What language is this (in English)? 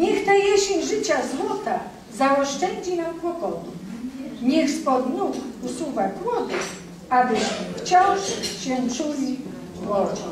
Polish